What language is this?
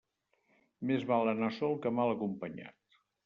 Catalan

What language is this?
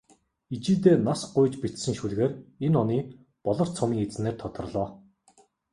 Mongolian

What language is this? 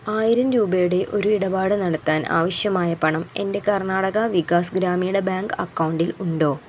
Malayalam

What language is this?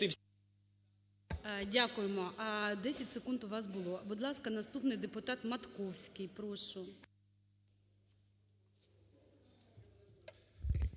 Ukrainian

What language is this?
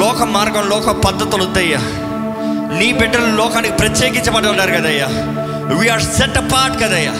Telugu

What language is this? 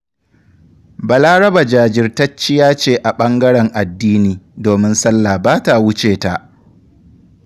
Hausa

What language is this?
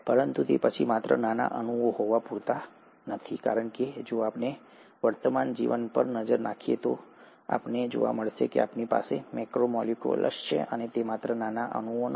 Gujarati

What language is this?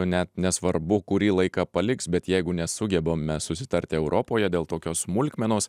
Lithuanian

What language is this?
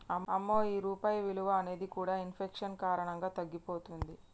Telugu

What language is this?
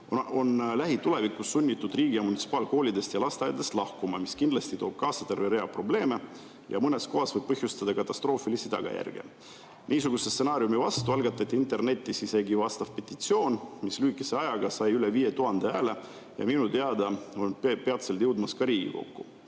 Estonian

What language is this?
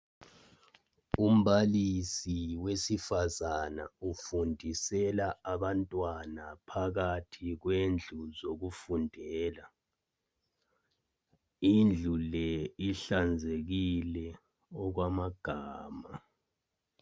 North Ndebele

